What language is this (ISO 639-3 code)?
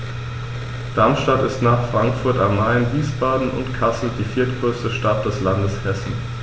deu